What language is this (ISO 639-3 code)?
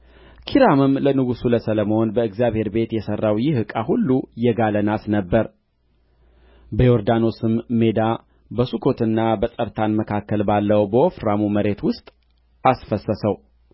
amh